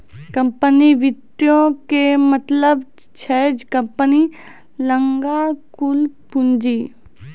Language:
Maithili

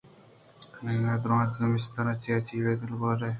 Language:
Eastern Balochi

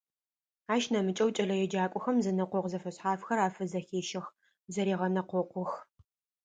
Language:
Adyghe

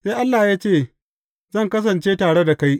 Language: Hausa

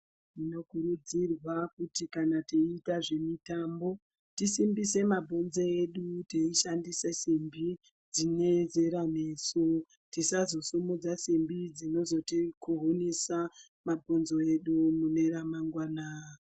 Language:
Ndau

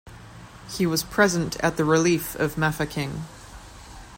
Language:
English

